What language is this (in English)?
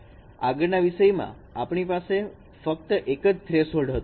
Gujarati